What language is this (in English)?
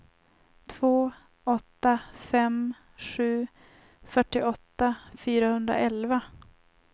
Swedish